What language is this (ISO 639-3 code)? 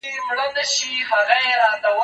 pus